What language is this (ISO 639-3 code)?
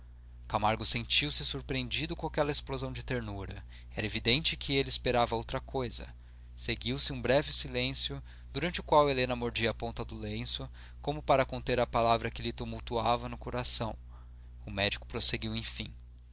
por